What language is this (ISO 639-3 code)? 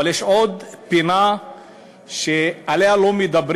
heb